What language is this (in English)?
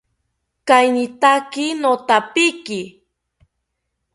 South Ucayali Ashéninka